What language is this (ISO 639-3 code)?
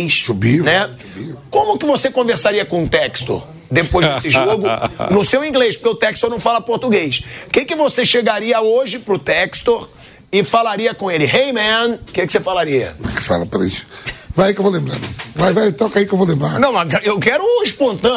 por